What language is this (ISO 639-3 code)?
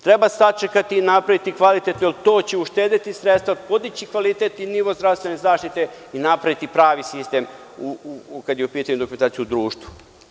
srp